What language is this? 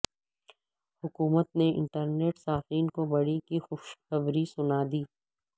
Urdu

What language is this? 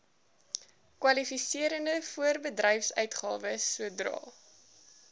Afrikaans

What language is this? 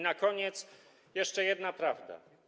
Polish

